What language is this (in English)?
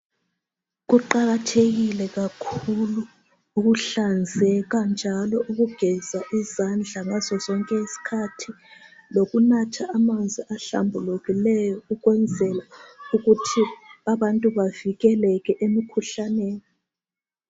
North Ndebele